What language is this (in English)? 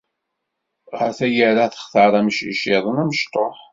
Kabyle